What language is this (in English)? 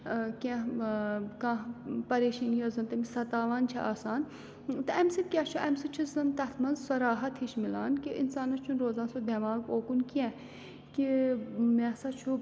Kashmiri